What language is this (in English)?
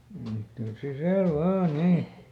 Finnish